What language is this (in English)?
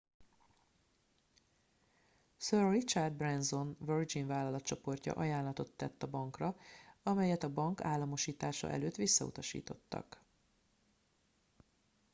Hungarian